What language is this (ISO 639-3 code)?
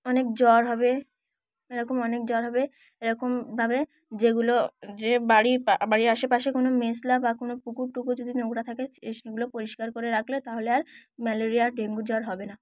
ben